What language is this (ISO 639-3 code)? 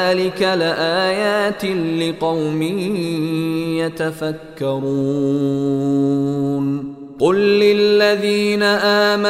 ara